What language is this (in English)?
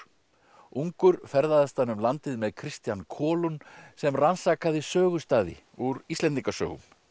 Icelandic